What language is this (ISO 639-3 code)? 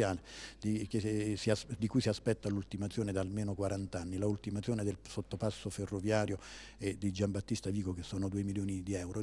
ita